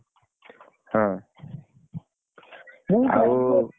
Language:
Odia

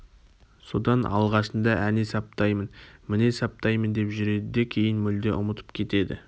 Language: Kazakh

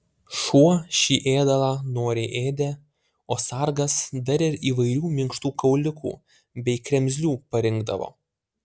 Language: Lithuanian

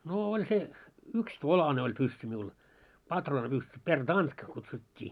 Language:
Finnish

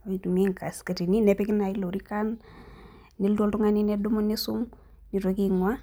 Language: Masai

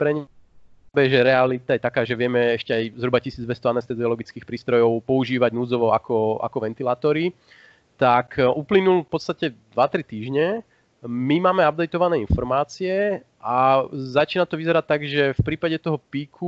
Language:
Slovak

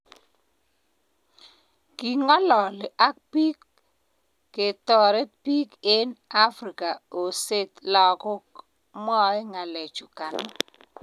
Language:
Kalenjin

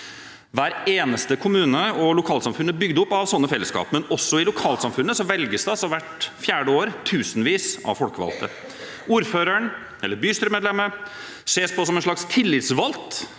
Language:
Norwegian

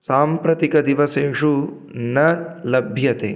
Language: Sanskrit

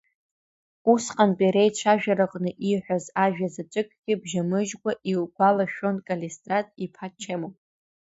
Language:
Abkhazian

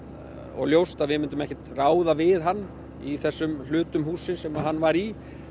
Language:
Icelandic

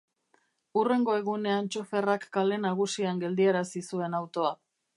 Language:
Basque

